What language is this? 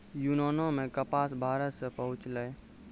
Maithili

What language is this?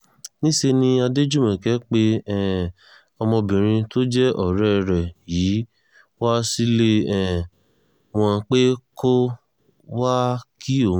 Yoruba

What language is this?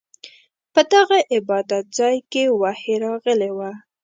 Pashto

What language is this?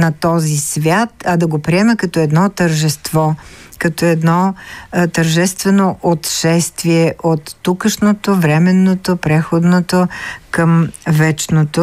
Bulgarian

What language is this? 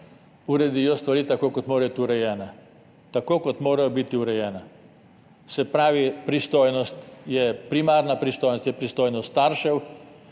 Slovenian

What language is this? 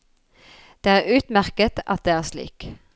Norwegian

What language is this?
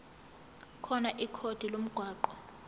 Zulu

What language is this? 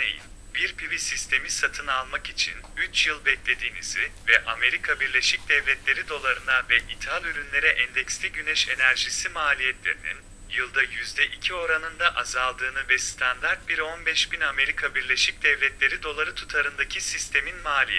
Turkish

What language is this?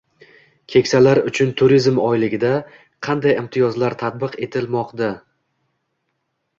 Uzbek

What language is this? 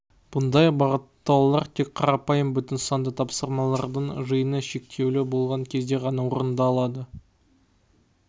Kazakh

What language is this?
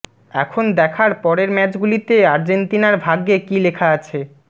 Bangla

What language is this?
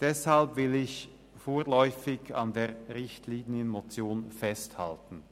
Swiss German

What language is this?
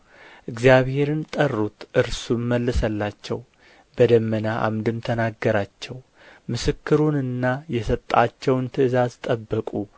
Amharic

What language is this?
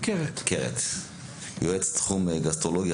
Hebrew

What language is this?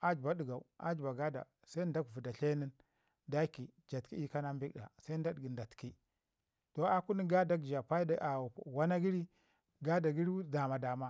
Ngizim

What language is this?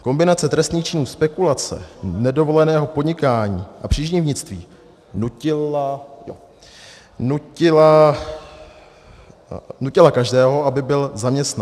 Czech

